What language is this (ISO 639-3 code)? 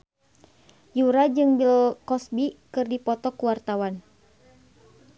sun